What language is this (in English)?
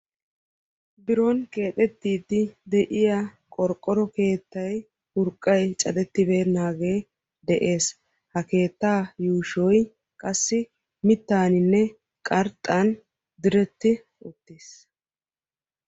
Wolaytta